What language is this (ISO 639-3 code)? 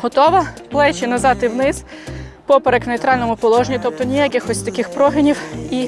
ukr